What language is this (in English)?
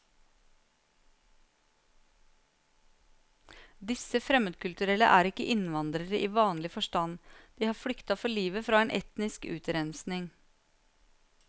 Norwegian